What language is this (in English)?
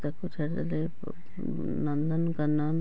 Odia